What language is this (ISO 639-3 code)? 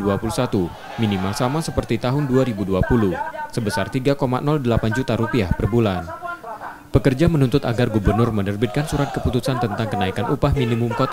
ind